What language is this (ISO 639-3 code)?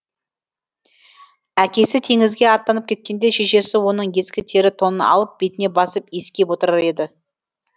kaz